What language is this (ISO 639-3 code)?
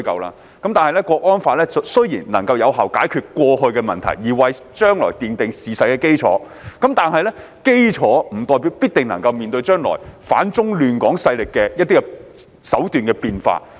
yue